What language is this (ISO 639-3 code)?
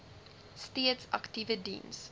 afr